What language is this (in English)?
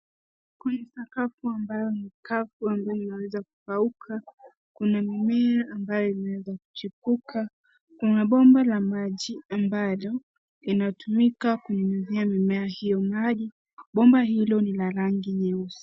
Swahili